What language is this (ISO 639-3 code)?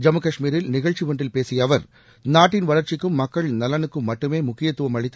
tam